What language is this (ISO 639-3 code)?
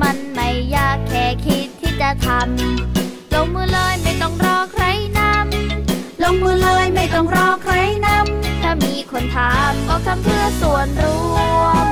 tha